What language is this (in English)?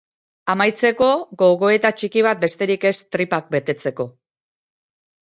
Basque